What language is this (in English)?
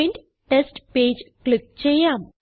Malayalam